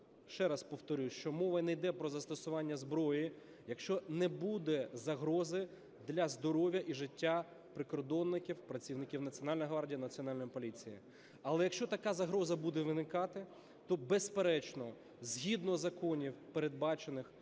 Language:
Ukrainian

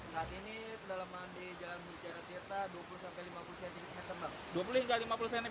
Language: Indonesian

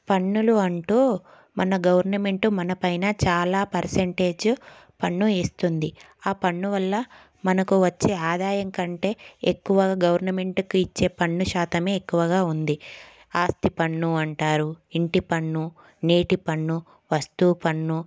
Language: Telugu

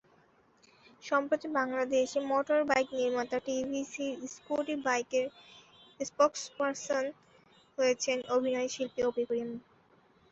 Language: Bangla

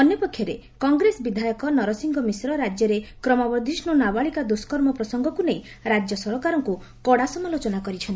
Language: Odia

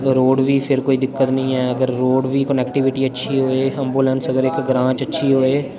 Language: Dogri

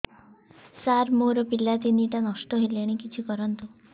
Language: Odia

